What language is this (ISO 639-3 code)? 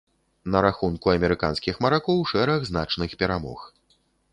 bel